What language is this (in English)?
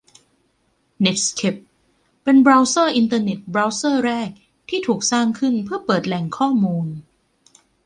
Thai